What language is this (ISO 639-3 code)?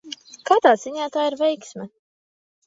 lav